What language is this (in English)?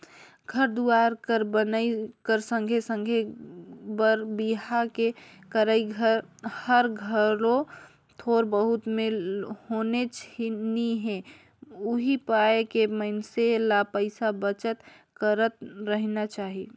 Chhattisgarhi